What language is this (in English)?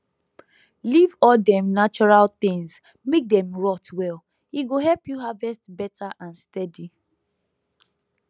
Nigerian Pidgin